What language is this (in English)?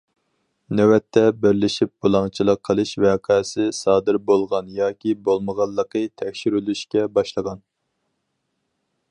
Uyghur